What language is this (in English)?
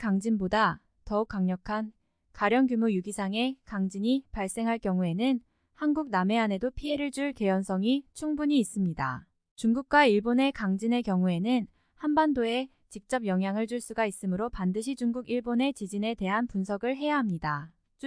Korean